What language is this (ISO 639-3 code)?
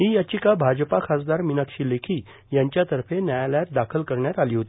mar